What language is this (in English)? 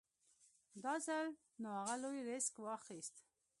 Pashto